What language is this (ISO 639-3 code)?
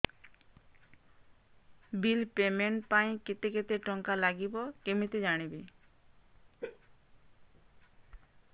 ori